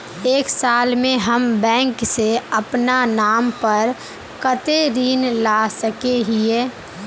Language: Magahi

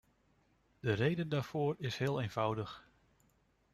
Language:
Dutch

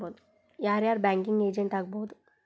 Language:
Kannada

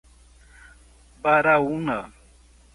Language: Portuguese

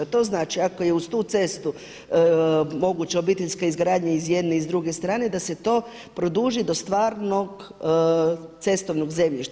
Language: Croatian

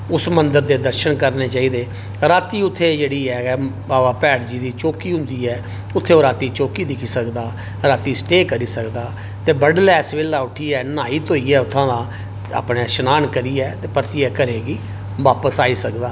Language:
Dogri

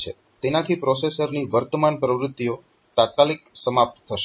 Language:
Gujarati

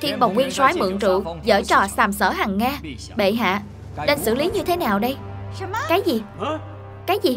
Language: Vietnamese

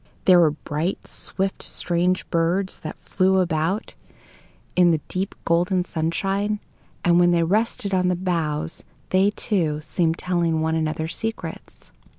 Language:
English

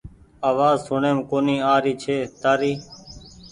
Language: Goaria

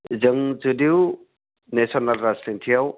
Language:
Bodo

